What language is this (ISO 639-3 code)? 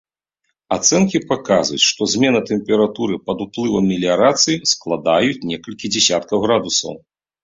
bel